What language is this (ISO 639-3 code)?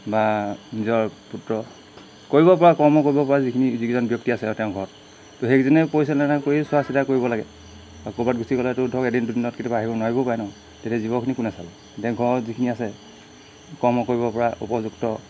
asm